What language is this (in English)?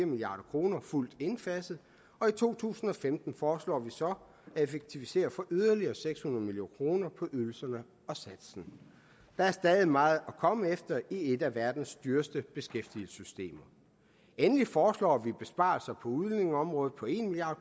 Danish